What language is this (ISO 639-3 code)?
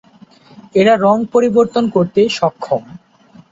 ben